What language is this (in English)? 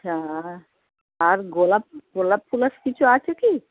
Bangla